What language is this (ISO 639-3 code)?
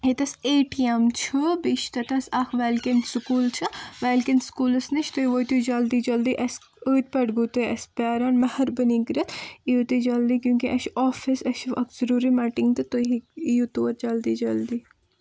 kas